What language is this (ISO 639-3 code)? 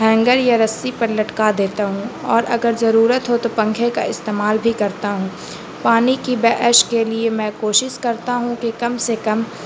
urd